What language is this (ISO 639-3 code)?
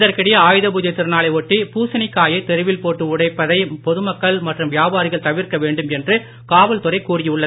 tam